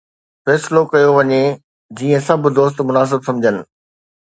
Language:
Sindhi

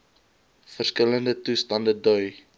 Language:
Afrikaans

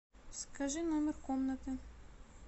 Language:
Russian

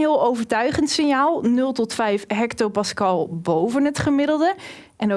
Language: Dutch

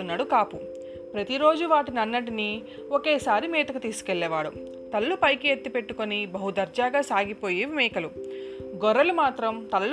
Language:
Telugu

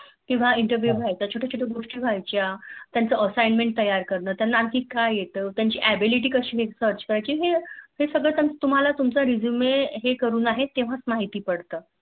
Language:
Marathi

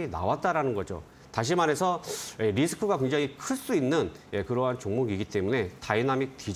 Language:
Korean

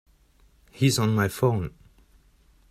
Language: English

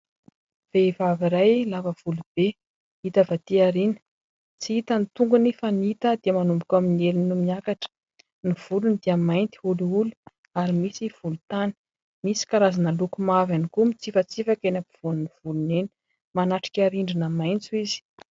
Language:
Malagasy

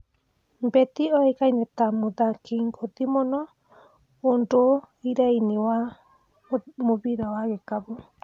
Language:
Kikuyu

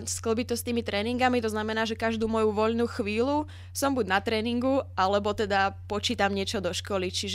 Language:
Czech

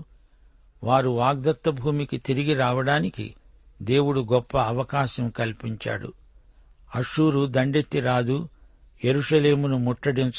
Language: Telugu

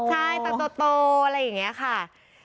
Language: Thai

